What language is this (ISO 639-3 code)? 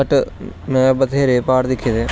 doi